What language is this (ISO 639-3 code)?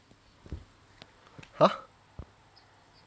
eng